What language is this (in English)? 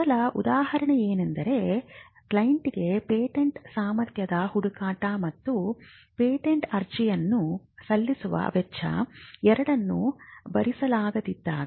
Kannada